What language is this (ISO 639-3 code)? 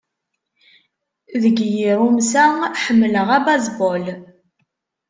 kab